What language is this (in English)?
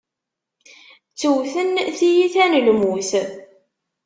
Kabyle